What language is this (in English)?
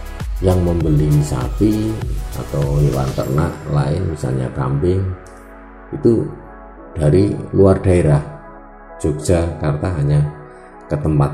Indonesian